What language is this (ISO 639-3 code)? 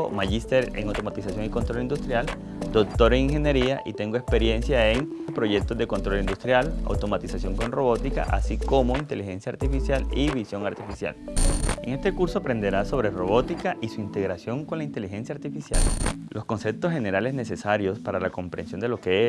spa